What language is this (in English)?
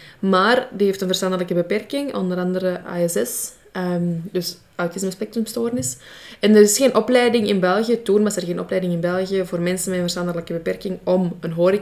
Dutch